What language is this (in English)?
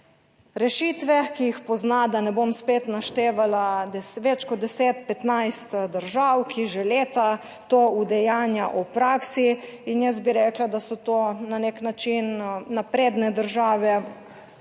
Slovenian